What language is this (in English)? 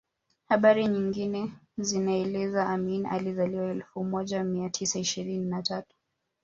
Swahili